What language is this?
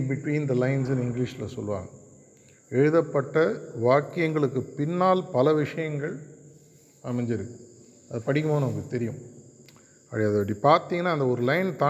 Tamil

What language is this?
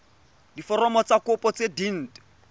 Tswana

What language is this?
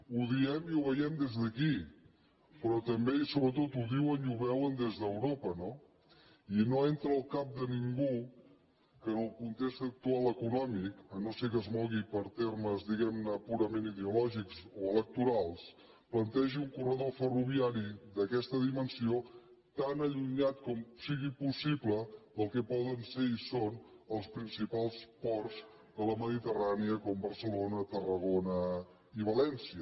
Catalan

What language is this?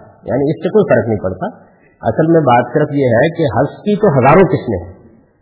Urdu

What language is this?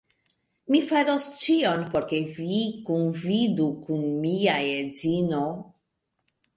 Esperanto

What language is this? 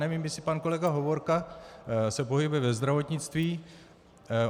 Czech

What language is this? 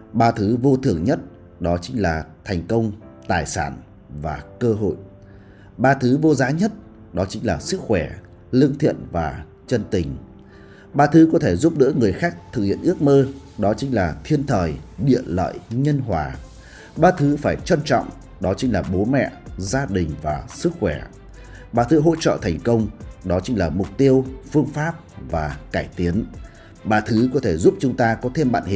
Vietnamese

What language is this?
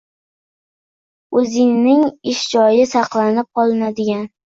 Uzbek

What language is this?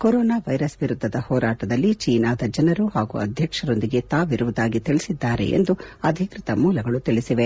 Kannada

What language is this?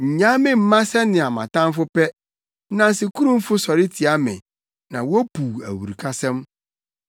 Akan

